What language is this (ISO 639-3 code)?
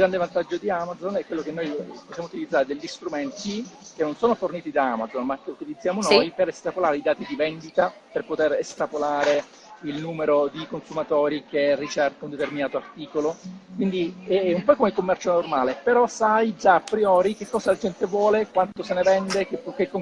ita